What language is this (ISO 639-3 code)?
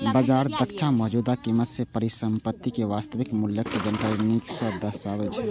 mai